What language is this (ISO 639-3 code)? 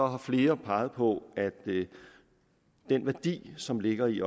dan